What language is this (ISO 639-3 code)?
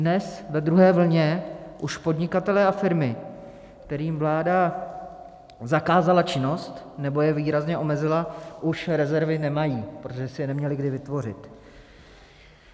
ces